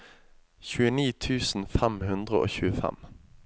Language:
Norwegian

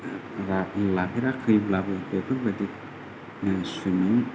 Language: Bodo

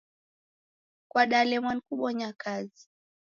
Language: Taita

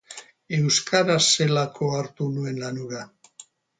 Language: Basque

